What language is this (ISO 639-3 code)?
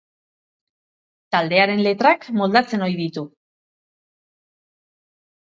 eus